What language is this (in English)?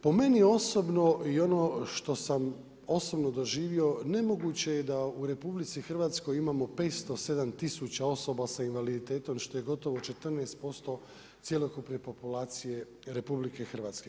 Croatian